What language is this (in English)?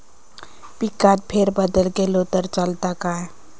Marathi